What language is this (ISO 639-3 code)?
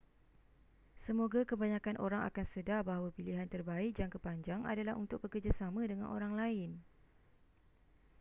msa